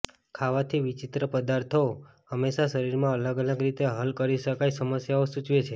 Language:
Gujarati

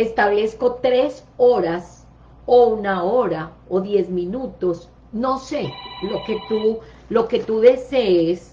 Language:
Spanish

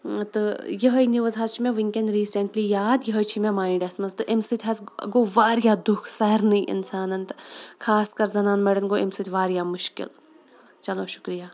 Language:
Kashmiri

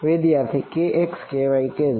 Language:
Gujarati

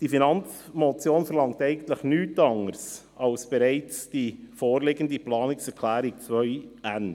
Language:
Swiss German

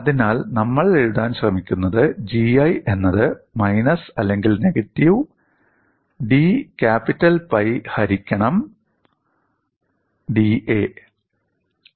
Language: Malayalam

